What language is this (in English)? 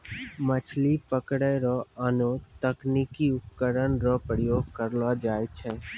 Maithili